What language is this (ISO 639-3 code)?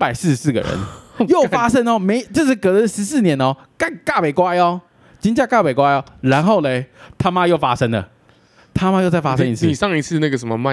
zho